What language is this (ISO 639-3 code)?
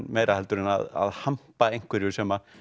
isl